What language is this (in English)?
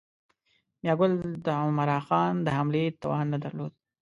Pashto